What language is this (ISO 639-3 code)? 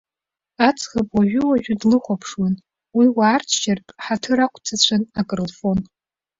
abk